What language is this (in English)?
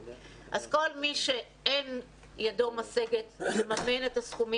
Hebrew